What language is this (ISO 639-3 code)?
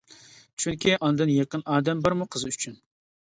uig